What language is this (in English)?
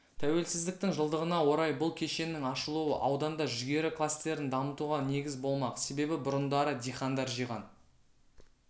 Kazakh